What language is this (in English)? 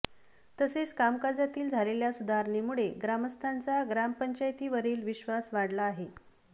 Marathi